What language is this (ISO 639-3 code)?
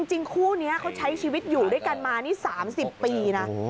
tha